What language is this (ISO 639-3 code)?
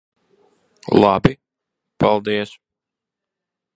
lav